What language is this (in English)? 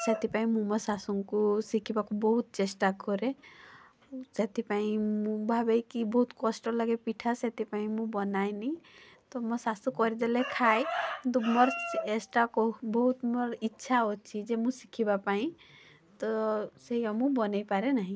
Odia